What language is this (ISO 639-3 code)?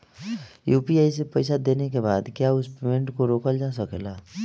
bho